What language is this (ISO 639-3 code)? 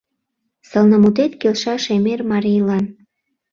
chm